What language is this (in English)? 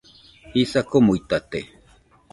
Nüpode Huitoto